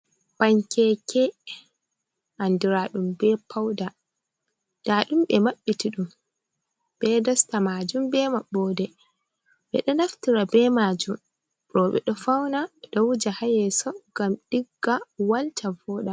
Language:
Fula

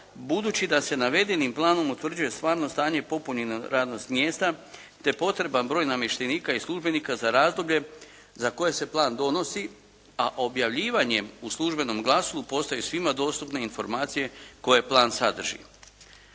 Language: Croatian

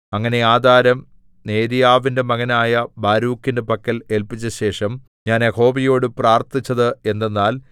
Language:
Malayalam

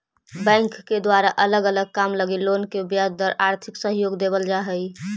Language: Magahi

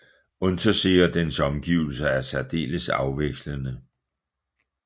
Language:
Danish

